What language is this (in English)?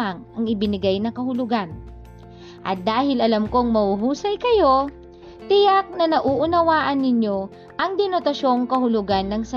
Filipino